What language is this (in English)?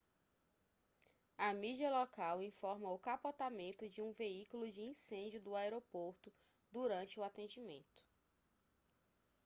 Portuguese